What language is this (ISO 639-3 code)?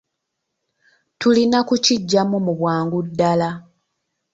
lug